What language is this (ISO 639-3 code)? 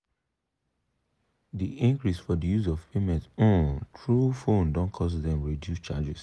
pcm